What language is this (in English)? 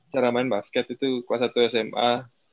Indonesian